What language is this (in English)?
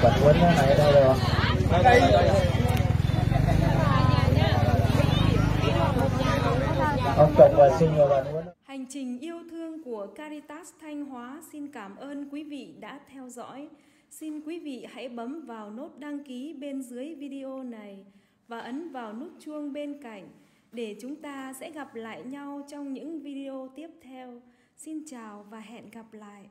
Vietnamese